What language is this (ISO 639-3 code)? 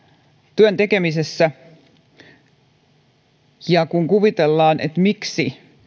fin